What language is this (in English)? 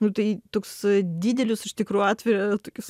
Lithuanian